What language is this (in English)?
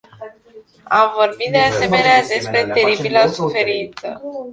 Romanian